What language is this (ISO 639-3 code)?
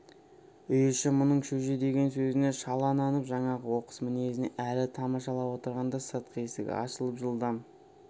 kaz